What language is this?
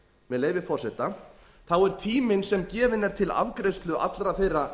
Icelandic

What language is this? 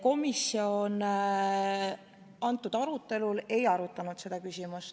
Estonian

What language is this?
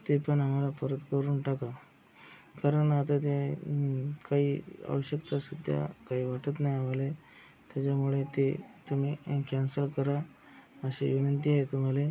Marathi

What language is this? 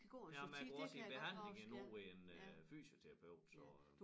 Danish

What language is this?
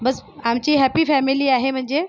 Marathi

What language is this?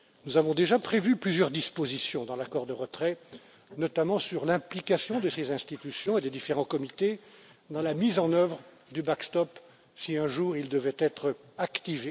French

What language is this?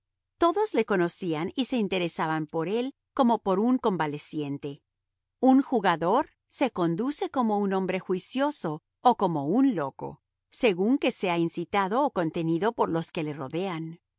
Spanish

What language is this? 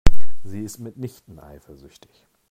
German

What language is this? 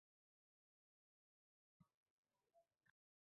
Uzbek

